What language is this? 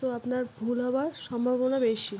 Bangla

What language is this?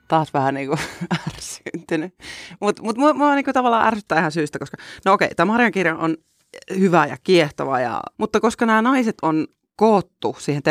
Finnish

